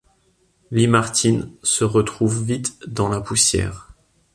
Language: French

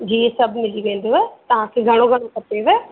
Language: Sindhi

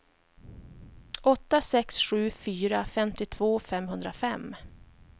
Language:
Swedish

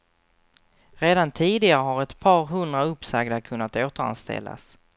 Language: Swedish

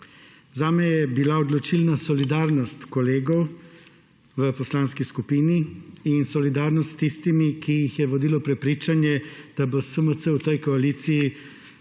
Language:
Slovenian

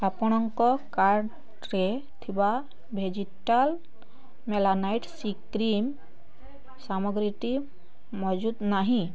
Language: Odia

